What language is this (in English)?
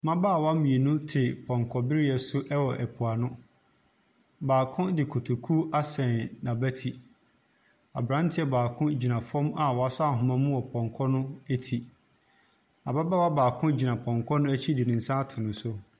Akan